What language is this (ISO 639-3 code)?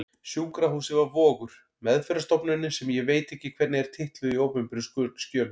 isl